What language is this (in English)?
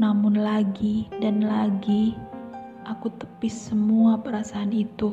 Indonesian